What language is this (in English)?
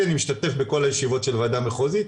Hebrew